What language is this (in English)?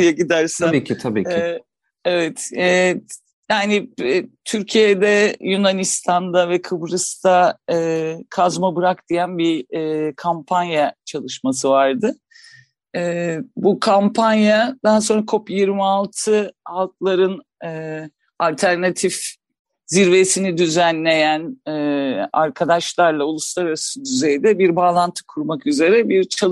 Turkish